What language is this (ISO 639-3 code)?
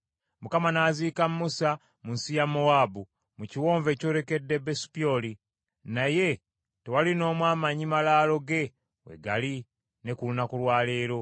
lug